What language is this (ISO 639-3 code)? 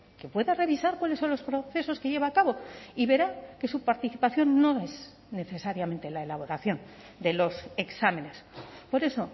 spa